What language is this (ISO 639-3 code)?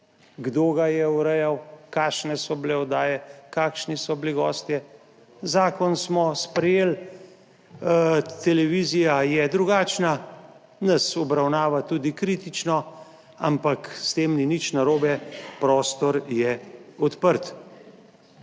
slv